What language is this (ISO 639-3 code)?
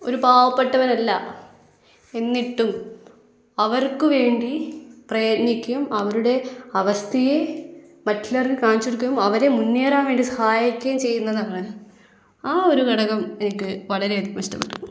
mal